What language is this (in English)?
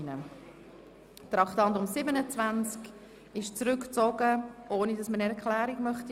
Swiss German